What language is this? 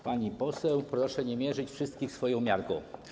Polish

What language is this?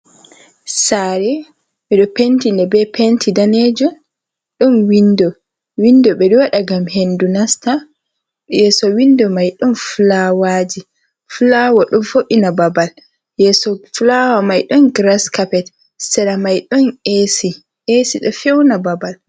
Fula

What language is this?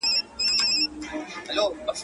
Pashto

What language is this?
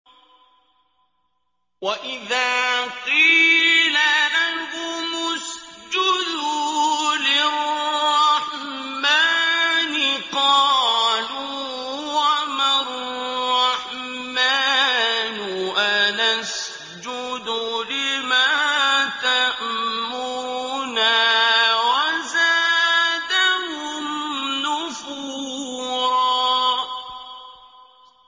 Arabic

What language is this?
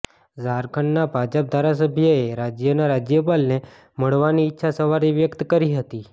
Gujarati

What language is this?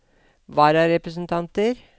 Norwegian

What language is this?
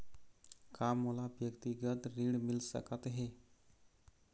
Chhattisgarhi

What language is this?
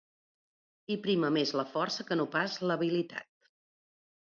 Catalan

